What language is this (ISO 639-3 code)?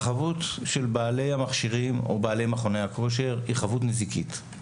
heb